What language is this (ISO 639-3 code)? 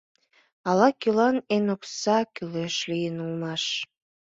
chm